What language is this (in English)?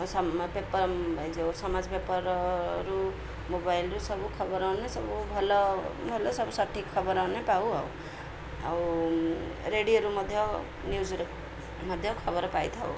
Odia